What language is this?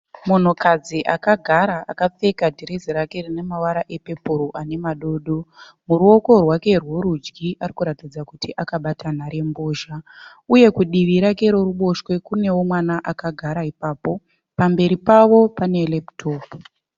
Shona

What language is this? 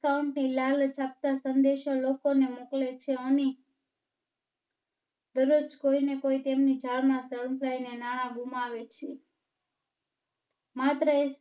Gujarati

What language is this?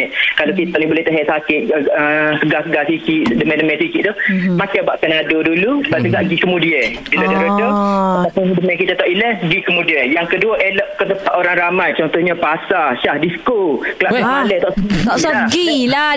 Malay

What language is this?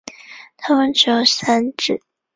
Chinese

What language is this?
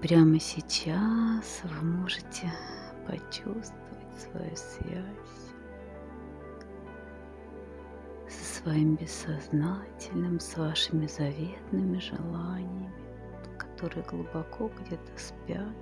Russian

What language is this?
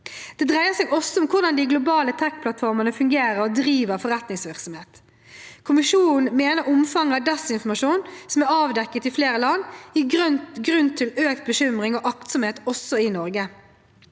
Norwegian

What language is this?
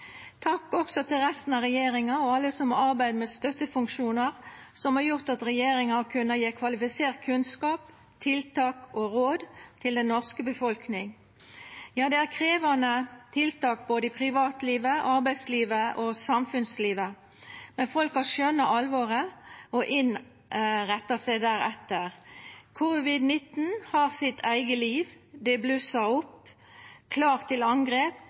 Norwegian Nynorsk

